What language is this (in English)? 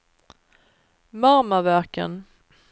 Swedish